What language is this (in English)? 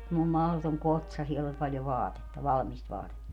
Finnish